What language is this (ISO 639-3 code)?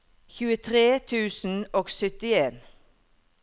nor